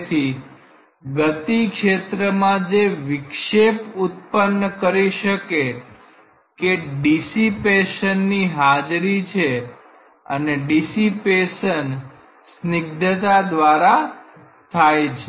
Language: Gujarati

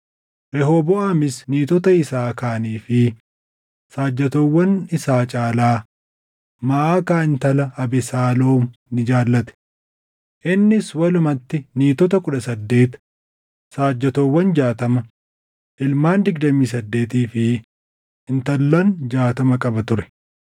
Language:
Oromo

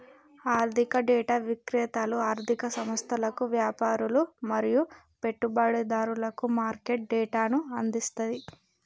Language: Telugu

